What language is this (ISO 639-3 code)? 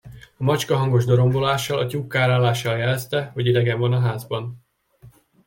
hun